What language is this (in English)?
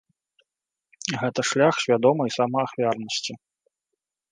Belarusian